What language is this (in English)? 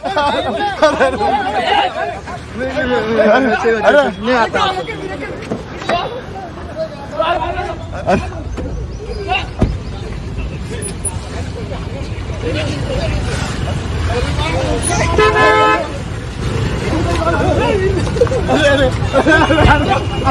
Telugu